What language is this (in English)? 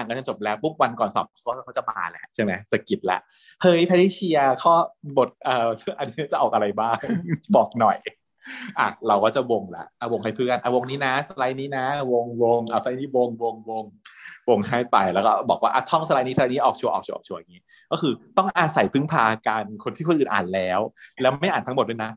Thai